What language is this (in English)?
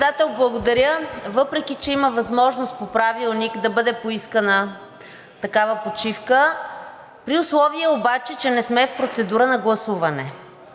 Bulgarian